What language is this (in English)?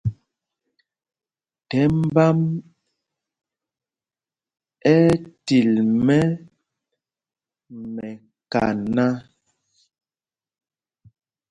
Mpumpong